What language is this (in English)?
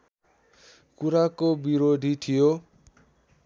Nepali